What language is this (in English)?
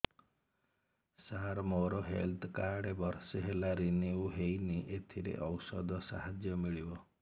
Odia